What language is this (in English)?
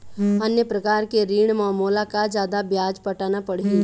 Chhattisgarhi